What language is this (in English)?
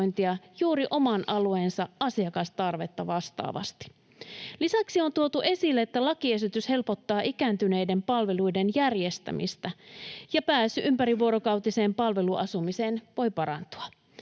Finnish